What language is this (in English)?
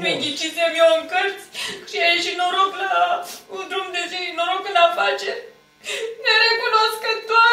Romanian